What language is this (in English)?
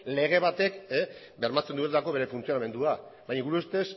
Basque